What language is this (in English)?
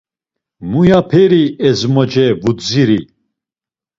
Laz